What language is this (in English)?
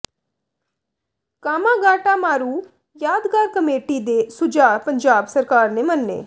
Punjabi